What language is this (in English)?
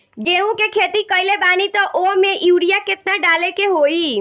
Bhojpuri